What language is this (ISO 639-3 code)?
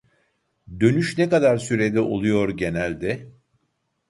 tur